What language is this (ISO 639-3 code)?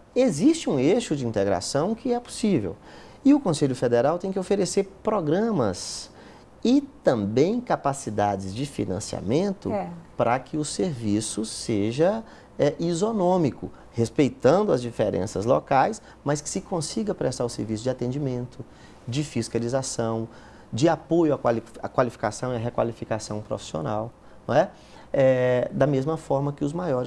por